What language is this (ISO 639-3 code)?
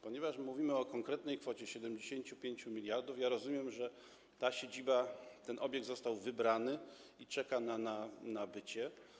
pol